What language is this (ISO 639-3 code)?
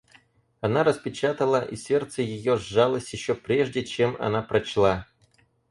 rus